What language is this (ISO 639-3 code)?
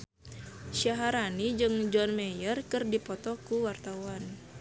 sun